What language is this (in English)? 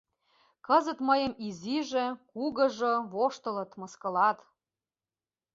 Mari